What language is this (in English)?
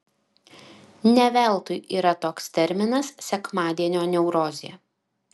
Lithuanian